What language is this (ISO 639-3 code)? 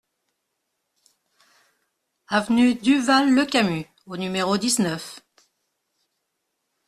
fra